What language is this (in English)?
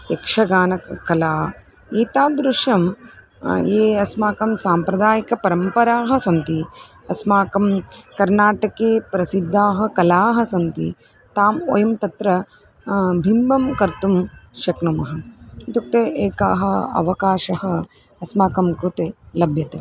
Sanskrit